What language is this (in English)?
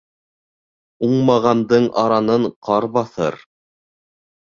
Bashkir